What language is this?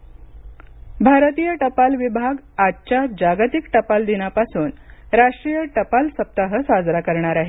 Marathi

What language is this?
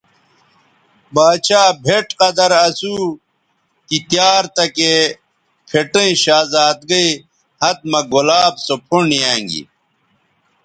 Bateri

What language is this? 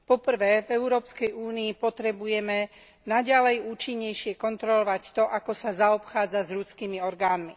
Slovak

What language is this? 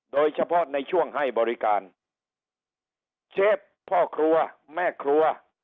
Thai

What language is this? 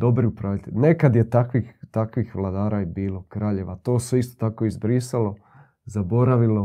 Croatian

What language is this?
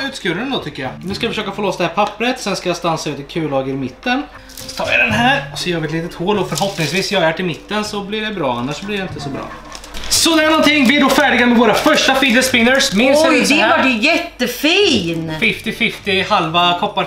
Swedish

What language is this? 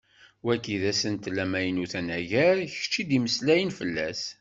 Kabyle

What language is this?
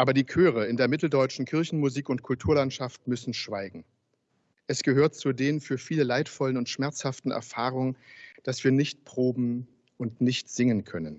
German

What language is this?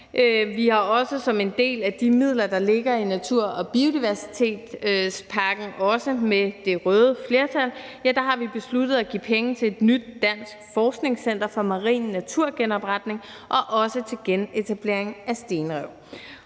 Danish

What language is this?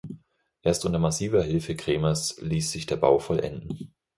German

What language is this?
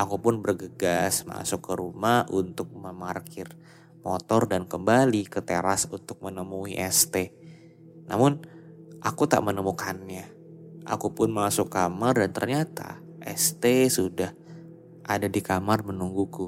Indonesian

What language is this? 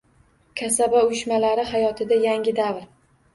Uzbek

